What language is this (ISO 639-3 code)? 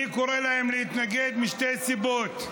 heb